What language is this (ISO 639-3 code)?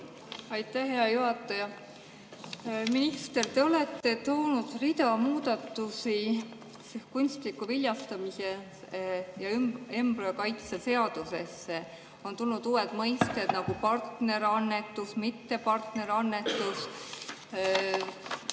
est